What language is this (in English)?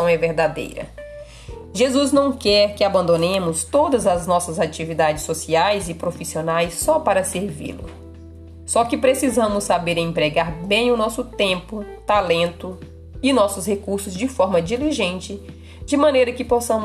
Portuguese